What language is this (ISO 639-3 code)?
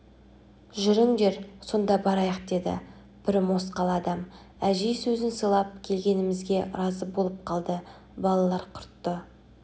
kaz